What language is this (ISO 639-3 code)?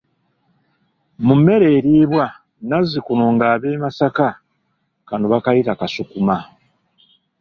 lug